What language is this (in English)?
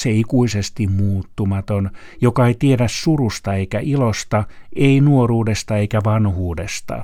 Finnish